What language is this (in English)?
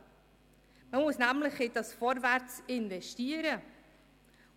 Swiss German